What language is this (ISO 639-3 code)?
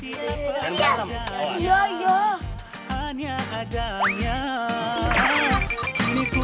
ind